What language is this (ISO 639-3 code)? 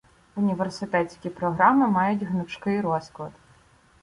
ukr